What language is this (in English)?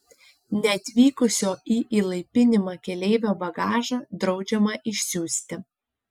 Lithuanian